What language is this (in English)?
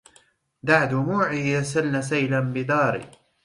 Arabic